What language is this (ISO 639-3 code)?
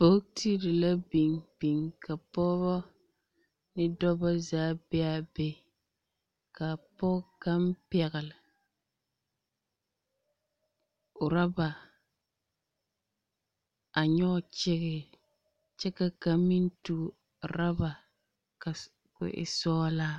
dga